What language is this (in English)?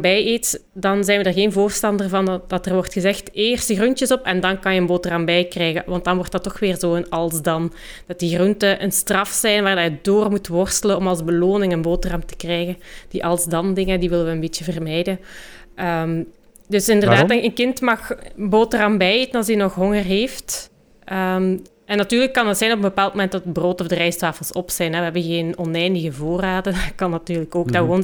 Dutch